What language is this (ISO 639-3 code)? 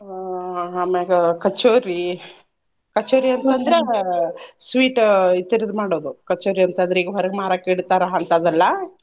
kan